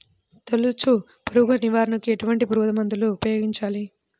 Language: Telugu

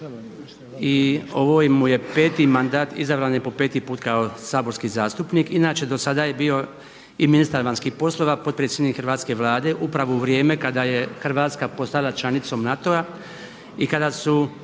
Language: Croatian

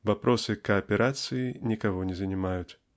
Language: Russian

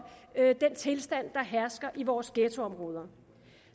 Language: Danish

